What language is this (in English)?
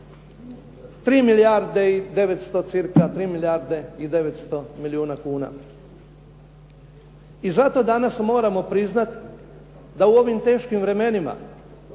Croatian